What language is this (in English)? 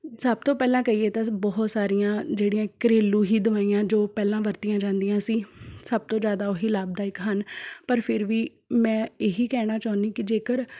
Punjabi